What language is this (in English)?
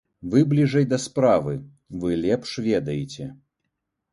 Belarusian